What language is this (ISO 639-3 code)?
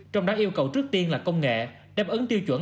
vie